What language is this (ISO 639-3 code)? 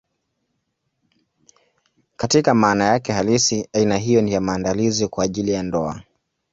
swa